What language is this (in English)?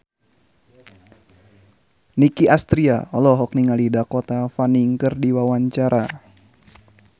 Sundanese